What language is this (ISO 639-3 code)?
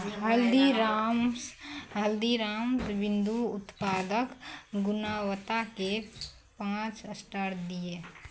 mai